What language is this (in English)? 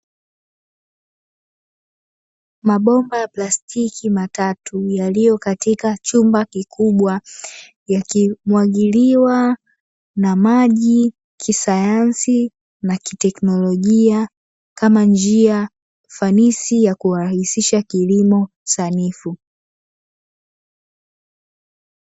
Swahili